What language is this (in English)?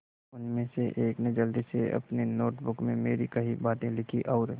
Hindi